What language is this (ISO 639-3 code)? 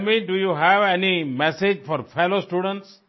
hin